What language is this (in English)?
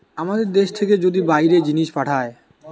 Bangla